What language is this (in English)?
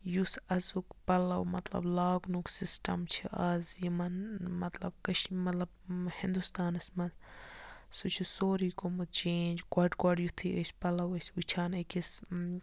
Kashmiri